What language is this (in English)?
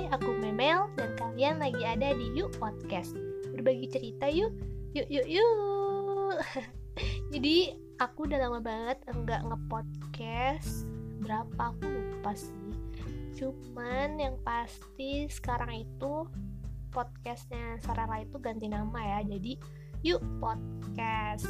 Indonesian